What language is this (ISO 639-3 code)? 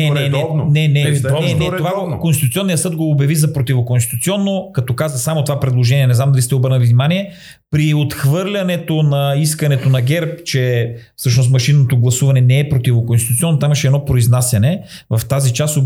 bul